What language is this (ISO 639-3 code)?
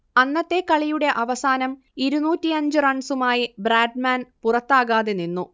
mal